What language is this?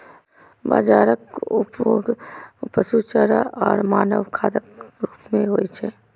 Maithili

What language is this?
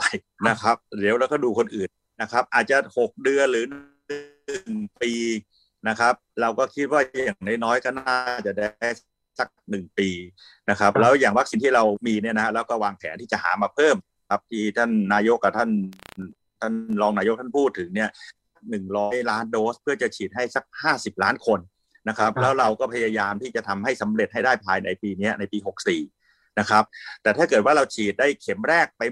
Thai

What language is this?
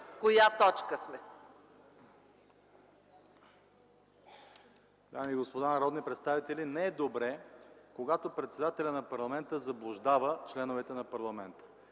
Bulgarian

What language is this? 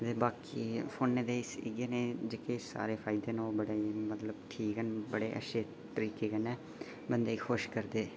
Dogri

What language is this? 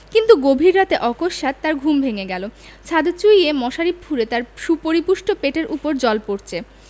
Bangla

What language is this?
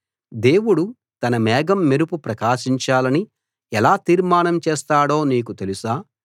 Telugu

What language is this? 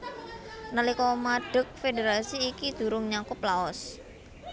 Javanese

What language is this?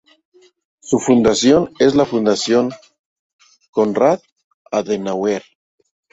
Spanish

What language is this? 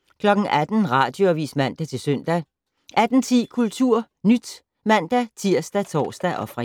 Danish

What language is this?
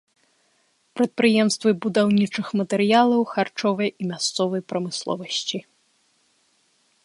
Belarusian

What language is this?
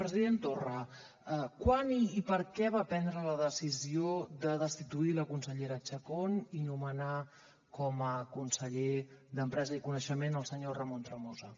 Catalan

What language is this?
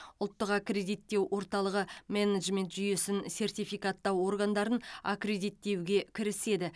Kazakh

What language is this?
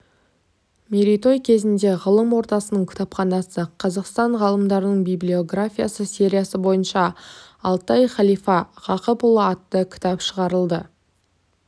Kazakh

